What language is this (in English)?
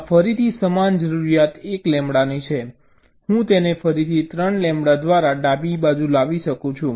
Gujarati